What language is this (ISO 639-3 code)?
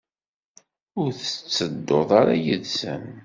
kab